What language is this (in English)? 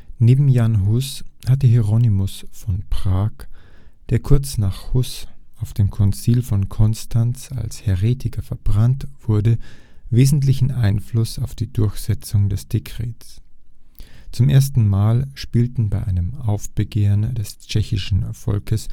German